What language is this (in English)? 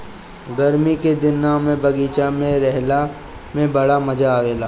Bhojpuri